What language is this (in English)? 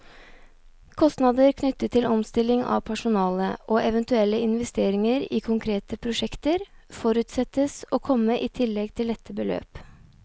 Norwegian